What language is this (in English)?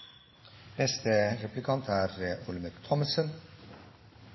Norwegian Nynorsk